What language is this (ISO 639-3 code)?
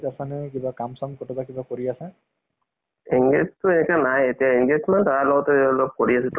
asm